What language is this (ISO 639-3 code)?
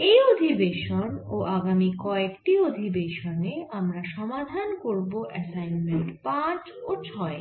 ben